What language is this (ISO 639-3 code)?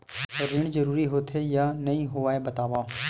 hne